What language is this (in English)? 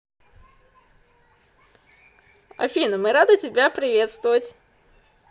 Russian